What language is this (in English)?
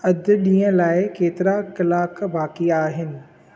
Sindhi